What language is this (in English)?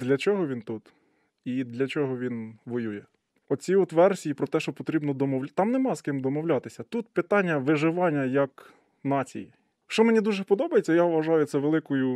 Ukrainian